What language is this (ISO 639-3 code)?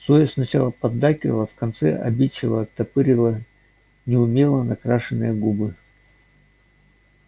rus